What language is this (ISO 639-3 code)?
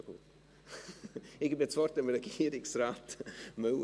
gsw